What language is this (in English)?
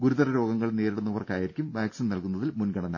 Malayalam